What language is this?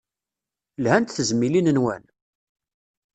Kabyle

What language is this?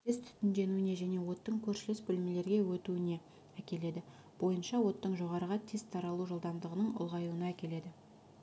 Kazakh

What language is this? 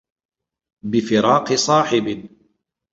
Arabic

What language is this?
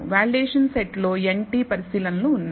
Telugu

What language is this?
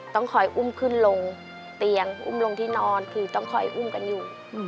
Thai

